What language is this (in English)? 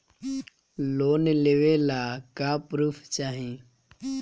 Bhojpuri